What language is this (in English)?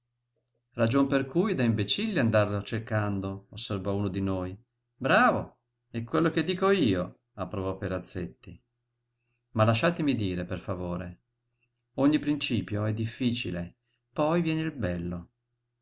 Italian